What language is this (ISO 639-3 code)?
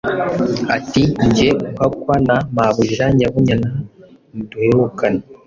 kin